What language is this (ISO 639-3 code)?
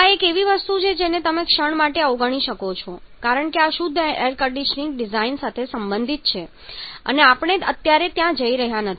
guj